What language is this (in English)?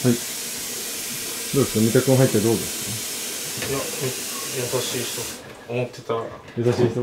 Japanese